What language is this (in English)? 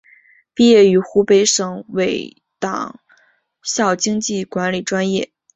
Chinese